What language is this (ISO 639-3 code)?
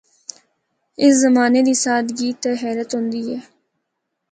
hno